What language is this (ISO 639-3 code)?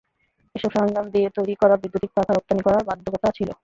ben